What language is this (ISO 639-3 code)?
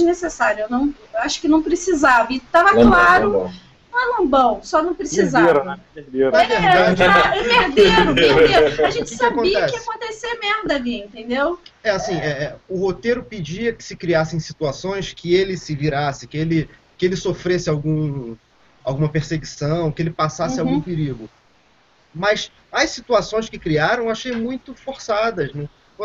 por